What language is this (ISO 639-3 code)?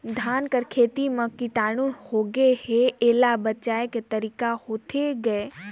hne